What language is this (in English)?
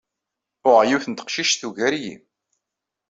Kabyle